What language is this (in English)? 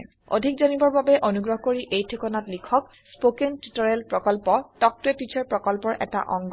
Assamese